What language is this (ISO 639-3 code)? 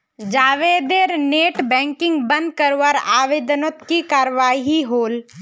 mag